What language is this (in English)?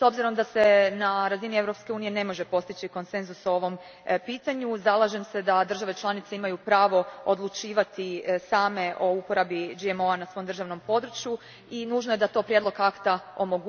Croatian